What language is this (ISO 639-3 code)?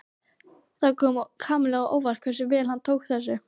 isl